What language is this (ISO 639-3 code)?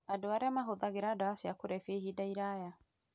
kik